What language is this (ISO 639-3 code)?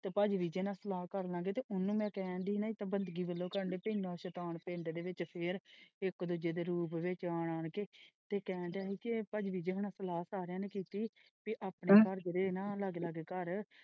pan